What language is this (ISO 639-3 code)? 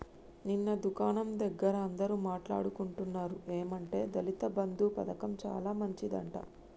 tel